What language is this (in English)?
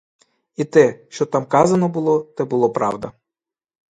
Ukrainian